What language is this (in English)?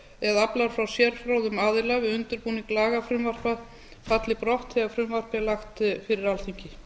Icelandic